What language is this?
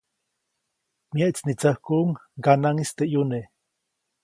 Copainalá Zoque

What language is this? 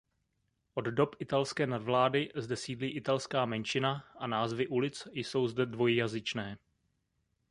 Czech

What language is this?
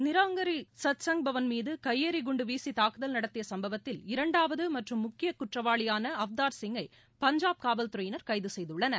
Tamil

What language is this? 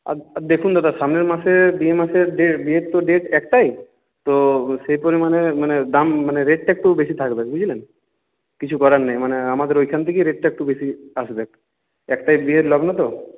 Bangla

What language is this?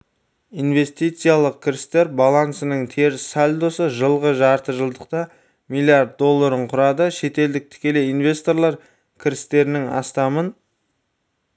Kazakh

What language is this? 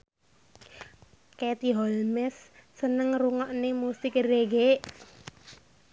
Javanese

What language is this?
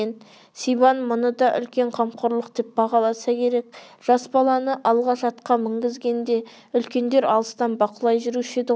Kazakh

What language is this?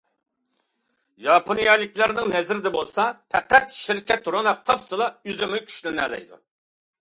Uyghur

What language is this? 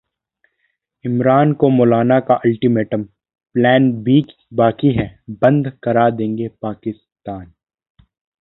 Hindi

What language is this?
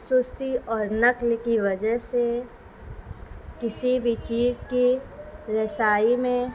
Urdu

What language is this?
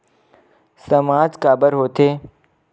Chhattisgarhi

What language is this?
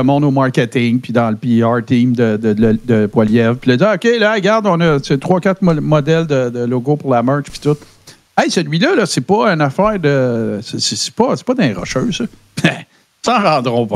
French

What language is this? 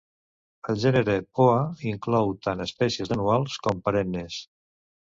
Catalan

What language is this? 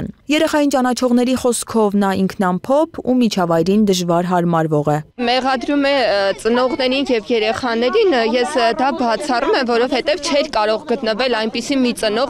Romanian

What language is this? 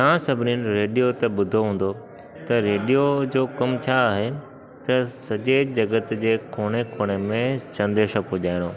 Sindhi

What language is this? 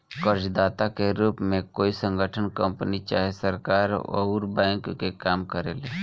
Bhojpuri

